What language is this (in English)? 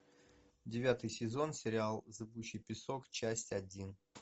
Russian